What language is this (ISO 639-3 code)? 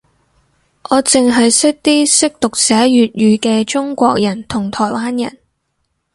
yue